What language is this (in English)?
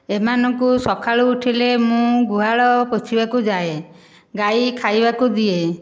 Odia